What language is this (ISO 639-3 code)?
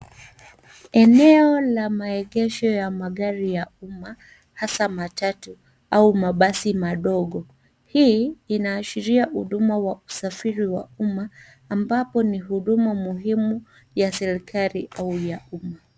swa